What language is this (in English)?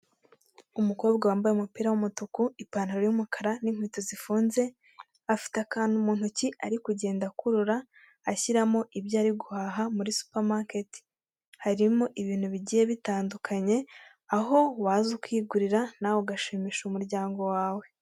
Kinyarwanda